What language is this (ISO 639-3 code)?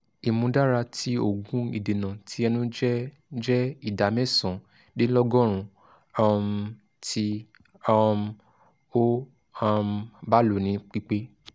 yor